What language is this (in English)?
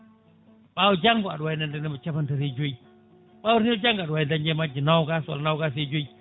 Fula